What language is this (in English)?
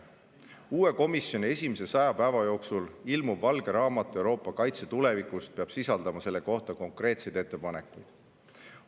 Estonian